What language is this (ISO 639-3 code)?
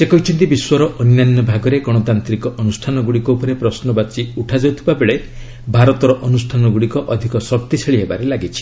ori